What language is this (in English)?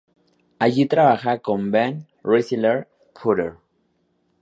Spanish